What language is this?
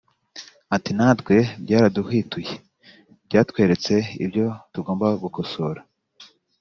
Kinyarwanda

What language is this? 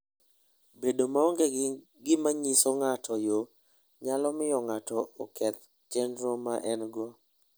Luo (Kenya and Tanzania)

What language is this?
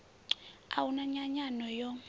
Venda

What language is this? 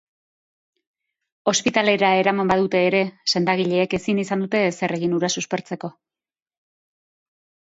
Basque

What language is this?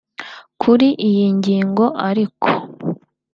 Kinyarwanda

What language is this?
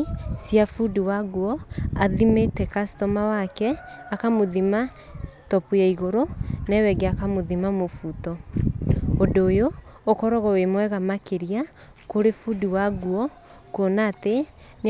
Kikuyu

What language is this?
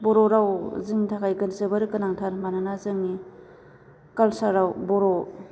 Bodo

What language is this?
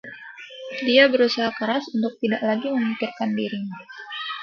Indonesian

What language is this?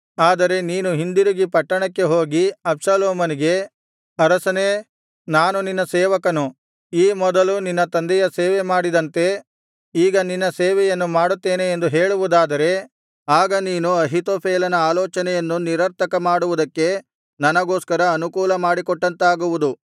Kannada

